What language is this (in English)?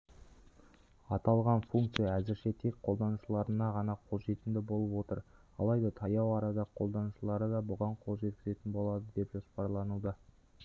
Kazakh